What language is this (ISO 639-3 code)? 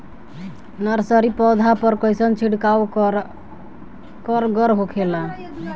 bho